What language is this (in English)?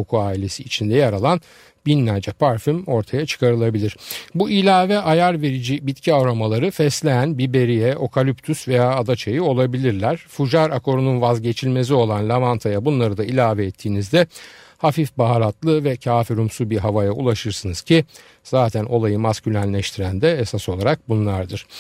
Turkish